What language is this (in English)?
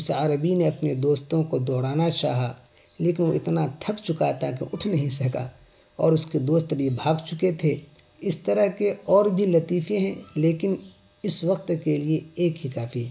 Urdu